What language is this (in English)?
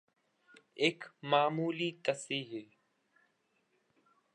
Urdu